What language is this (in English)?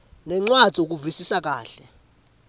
Swati